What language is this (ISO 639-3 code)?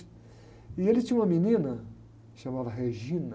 por